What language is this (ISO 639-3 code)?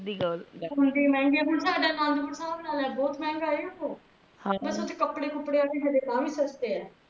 pan